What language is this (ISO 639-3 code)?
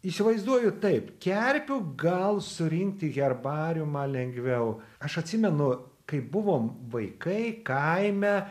lit